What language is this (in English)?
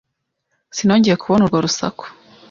Kinyarwanda